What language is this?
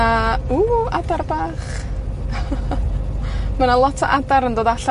Welsh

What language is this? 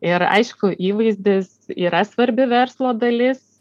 Lithuanian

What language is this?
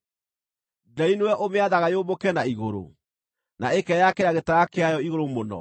Kikuyu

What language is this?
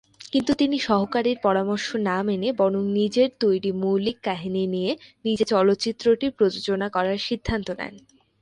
Bangla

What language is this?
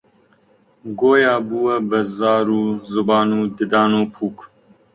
Central Kurdish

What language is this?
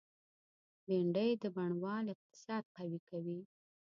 Pashto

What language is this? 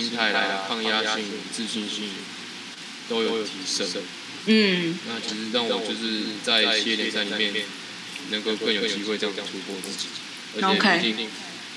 Chinese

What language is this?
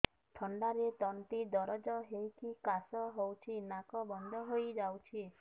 Odia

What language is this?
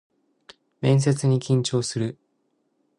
Japanese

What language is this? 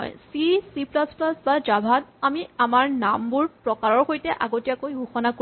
Assamese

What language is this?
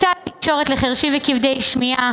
Hebrew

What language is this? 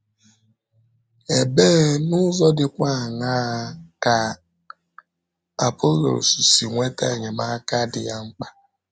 Igbo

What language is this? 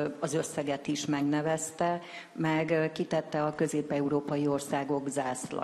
Hungarian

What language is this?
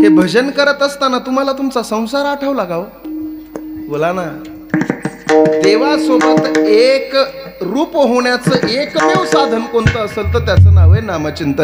Arabic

